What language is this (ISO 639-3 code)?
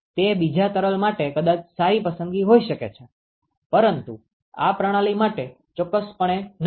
guj